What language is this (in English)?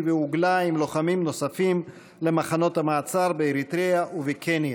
Hebrew